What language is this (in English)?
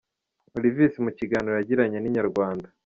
Kinyarwanda